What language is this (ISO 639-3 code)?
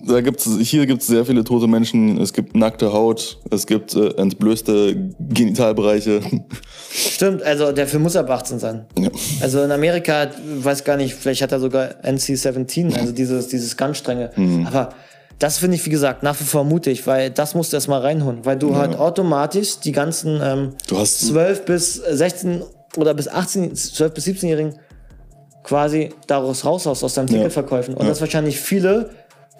deu